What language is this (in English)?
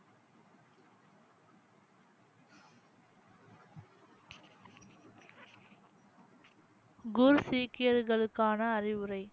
Tamil